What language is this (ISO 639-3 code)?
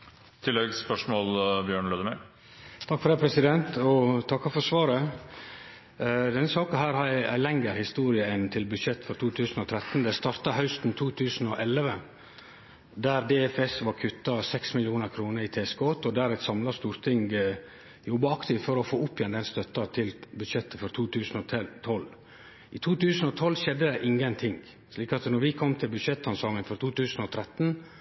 nno